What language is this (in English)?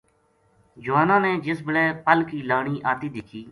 Gujari